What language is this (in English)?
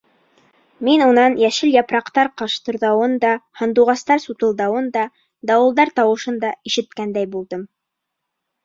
Bashkir